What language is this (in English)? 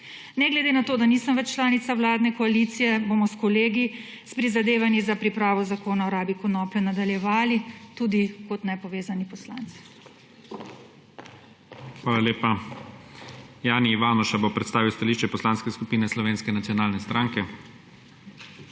Slovenian